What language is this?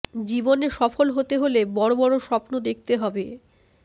Bangla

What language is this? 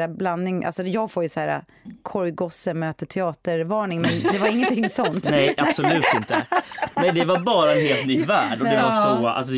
Swedish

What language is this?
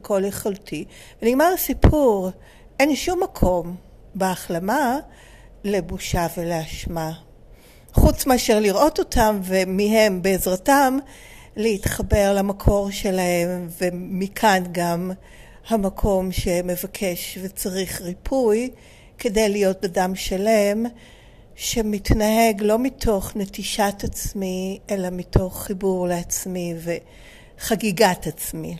Hebrew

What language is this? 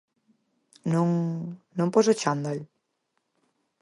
Galician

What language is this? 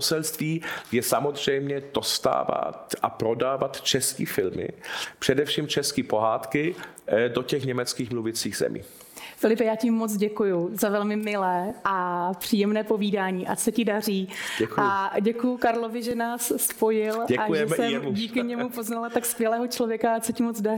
Czech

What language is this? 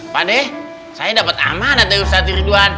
Indonesian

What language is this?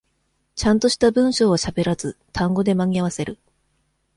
Japanese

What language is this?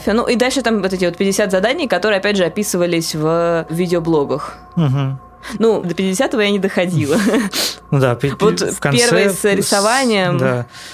Russian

